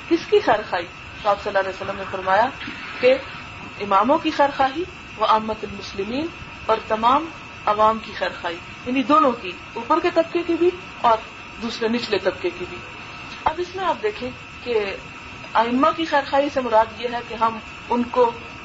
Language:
Urdu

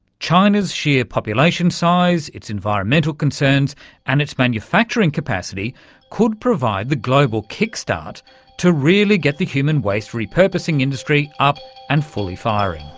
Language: English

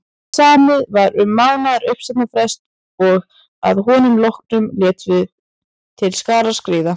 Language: Icelandic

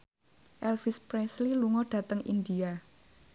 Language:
Javanese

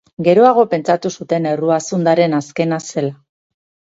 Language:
Basque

